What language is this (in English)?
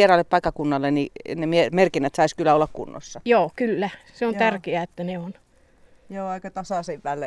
Finnish